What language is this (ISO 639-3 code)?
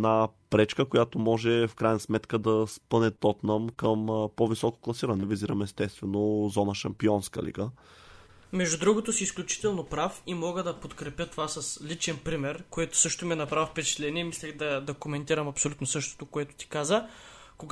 bul